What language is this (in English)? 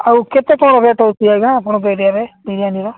Odia